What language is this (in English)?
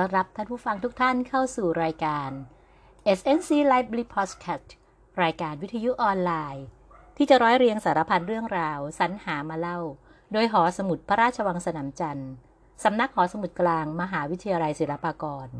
Thai